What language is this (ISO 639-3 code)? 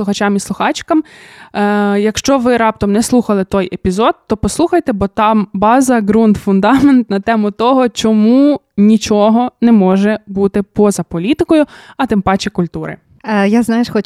ukr